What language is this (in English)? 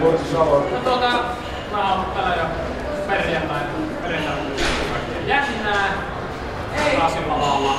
Finnish